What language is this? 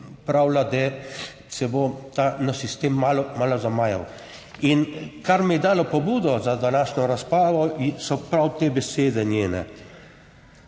Slovenian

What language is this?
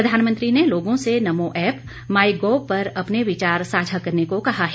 Hindi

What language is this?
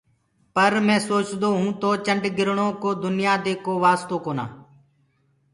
Gurgula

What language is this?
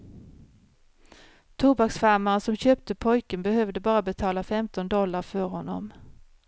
Swedish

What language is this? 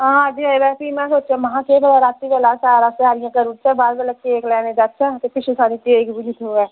Dogri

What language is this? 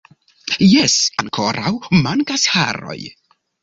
Esperanto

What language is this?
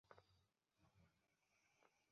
Bangla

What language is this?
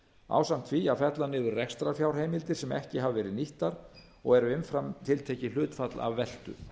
Icelandic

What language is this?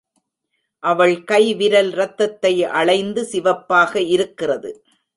Tamil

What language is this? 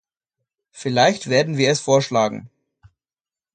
German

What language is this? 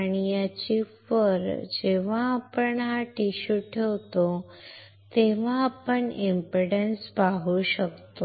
Marathi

